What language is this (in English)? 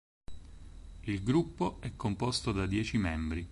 Italian